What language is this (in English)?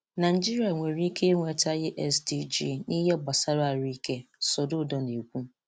Igbo